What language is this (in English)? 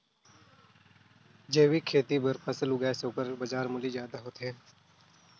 Chhattisgarhi